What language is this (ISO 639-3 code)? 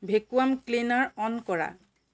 asm